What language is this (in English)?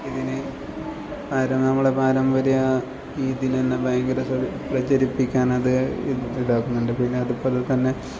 Malayalam